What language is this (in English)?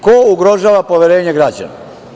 Serbian